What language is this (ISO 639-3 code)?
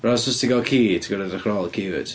cym